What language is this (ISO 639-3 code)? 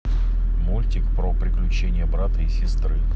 rus